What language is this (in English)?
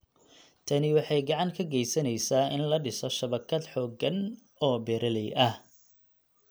Somali